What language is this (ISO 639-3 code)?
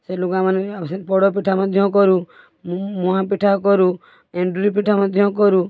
ori